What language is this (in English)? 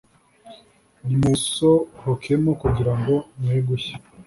Kinyarwanda